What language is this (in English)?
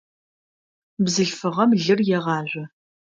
Adyghe